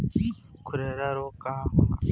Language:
Bhojpuri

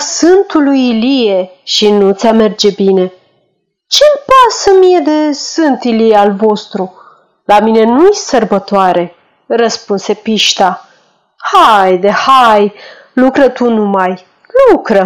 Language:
Romanian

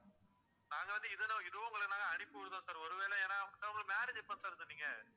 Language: Tamil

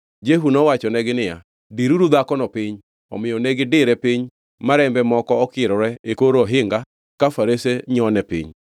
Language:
Luo (Kenya and Tanzania)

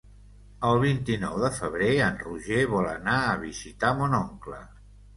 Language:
Catalan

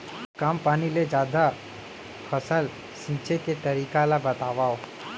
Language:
Chhattisgarhi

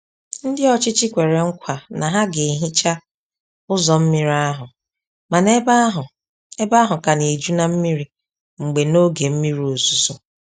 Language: Igbo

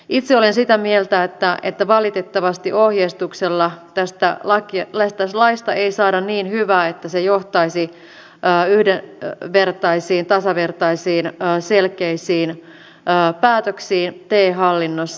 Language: Finnish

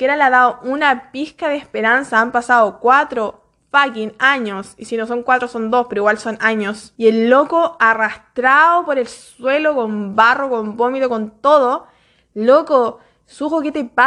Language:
Spanish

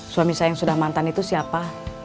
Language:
Indonesian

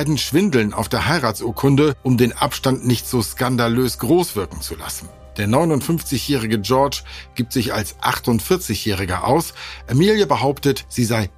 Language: German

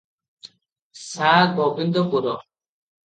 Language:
Odia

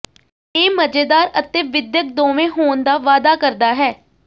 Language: Punjabi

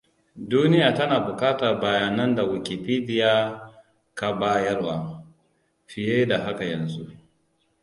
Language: Hausa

